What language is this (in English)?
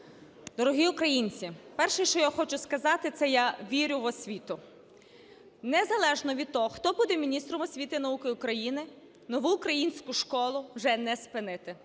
Ukrainian